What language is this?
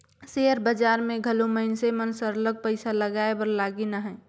Chhattisgarhi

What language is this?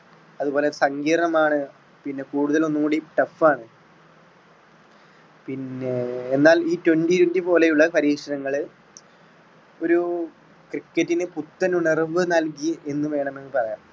Malayalam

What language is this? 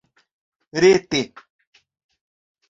Esperanto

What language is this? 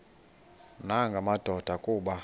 Xhosa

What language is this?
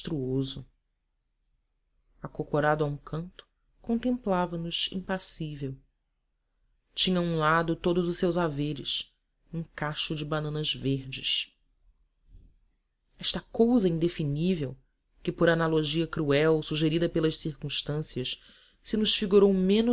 Portuguese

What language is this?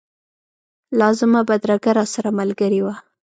Pashto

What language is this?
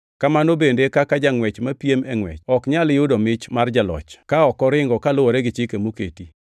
Luo (Kenya and Tanzania)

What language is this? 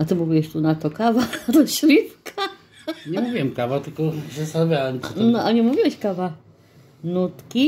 Polish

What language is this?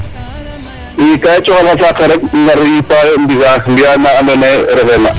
Serer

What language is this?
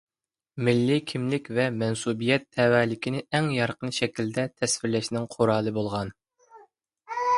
Uyghur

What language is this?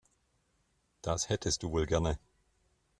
German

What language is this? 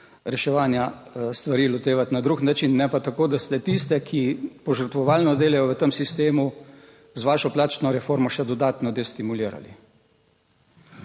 Slovenian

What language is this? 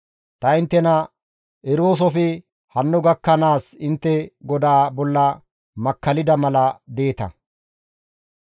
Gamo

